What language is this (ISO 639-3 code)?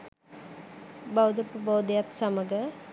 sin